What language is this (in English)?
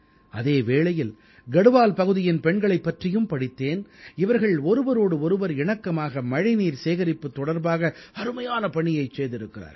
Tamil